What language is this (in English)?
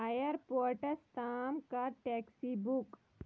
Kashmiri